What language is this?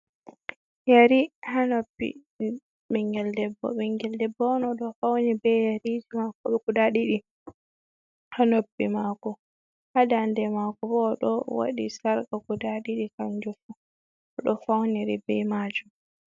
Fula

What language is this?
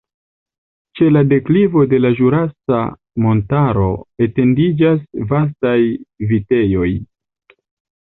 Esperanto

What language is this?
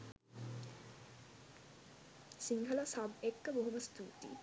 Sinhala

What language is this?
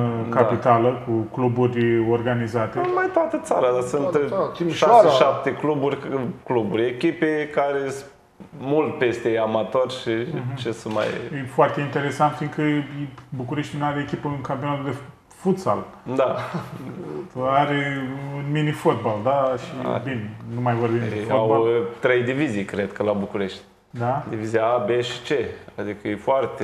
Romanian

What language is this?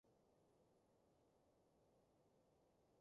Cantonese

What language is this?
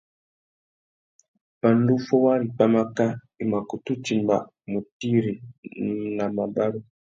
Tuki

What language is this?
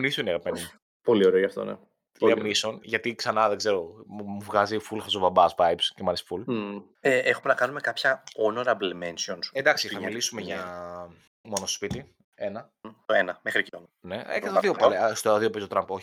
Greek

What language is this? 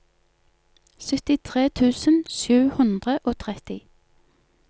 Norwegian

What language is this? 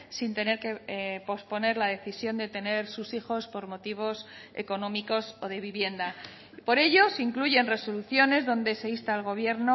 Spanish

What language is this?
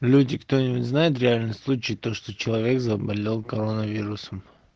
Russian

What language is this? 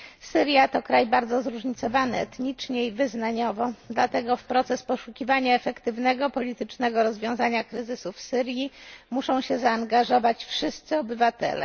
Polish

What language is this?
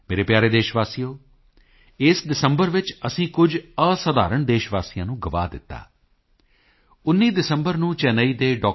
Punjabi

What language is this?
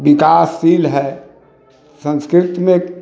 Maithili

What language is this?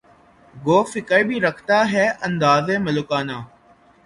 Urdu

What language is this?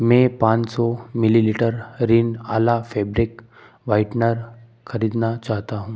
Hindi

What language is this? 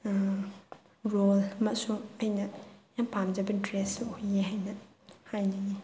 Manipuri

